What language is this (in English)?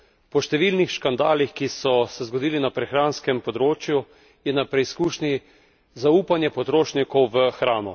Slovenian